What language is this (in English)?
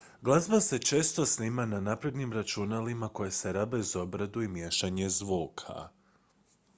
Croatian